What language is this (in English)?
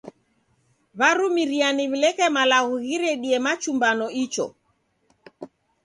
Taita